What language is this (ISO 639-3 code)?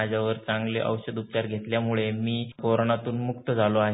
mar